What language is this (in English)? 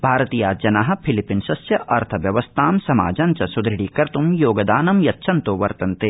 Sanskrit